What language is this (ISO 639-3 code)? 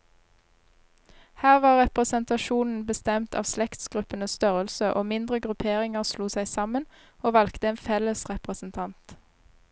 nor